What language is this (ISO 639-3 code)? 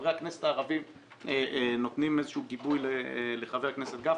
heb